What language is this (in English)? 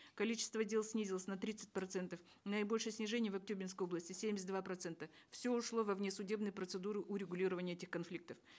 Kazakh